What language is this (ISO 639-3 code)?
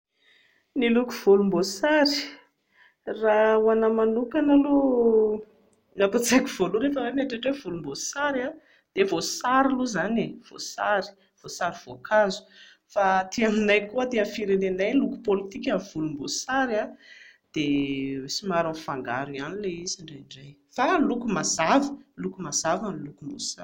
mlg